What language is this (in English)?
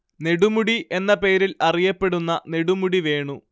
Malayalam